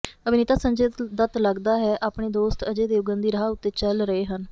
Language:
Punjabi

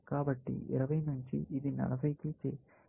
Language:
Telugu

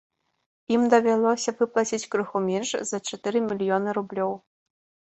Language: Belarusian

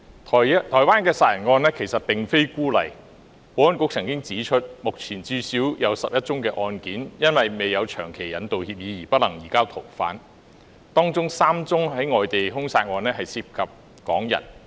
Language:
Cantonese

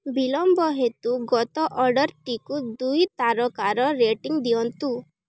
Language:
Odia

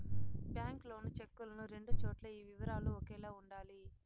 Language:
Telugu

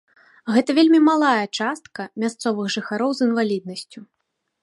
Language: Belarusian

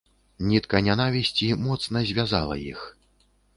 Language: Belarusian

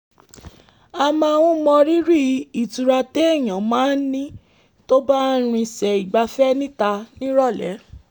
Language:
Yoruba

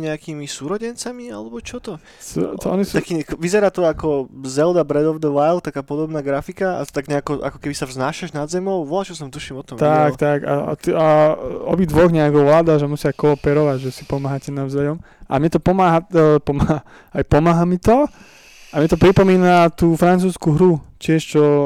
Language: Slovak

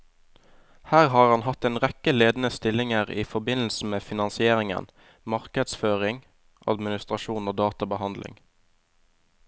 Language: Norwegian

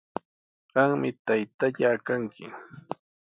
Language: Sihuas Ancash Quechua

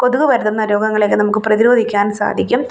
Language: Malayalam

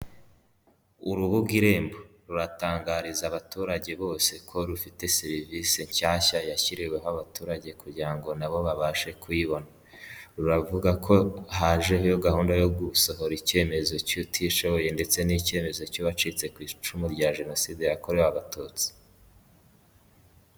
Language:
Kinyarwanda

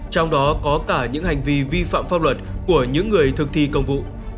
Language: Vietnamese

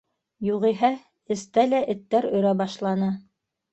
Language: Bashkir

